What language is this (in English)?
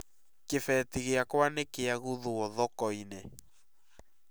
Kikuyu